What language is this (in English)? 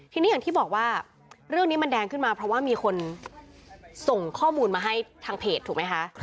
Thai